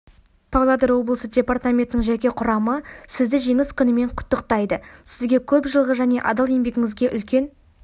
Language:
Kazakh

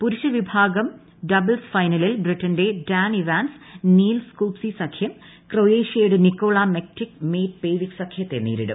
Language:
Malayalam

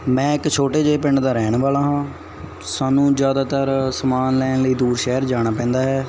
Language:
Punjabi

